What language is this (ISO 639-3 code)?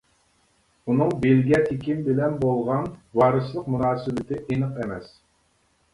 uig